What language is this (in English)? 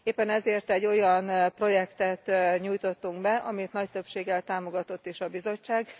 Hungarian